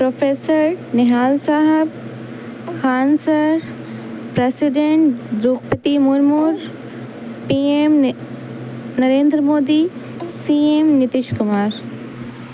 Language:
Urdu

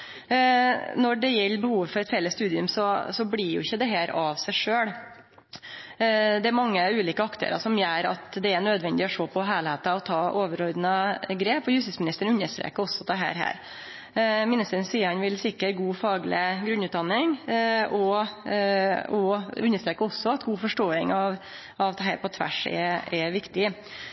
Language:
Norwegian Nynorsk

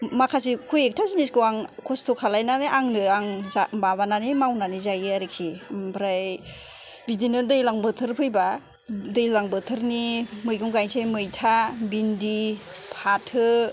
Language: Bodo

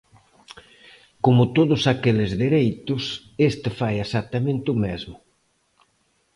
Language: Galician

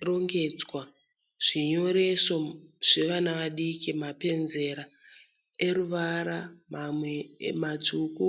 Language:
Shona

